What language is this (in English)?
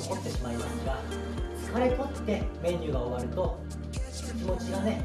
Japanese